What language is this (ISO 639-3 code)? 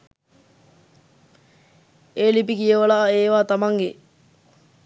sin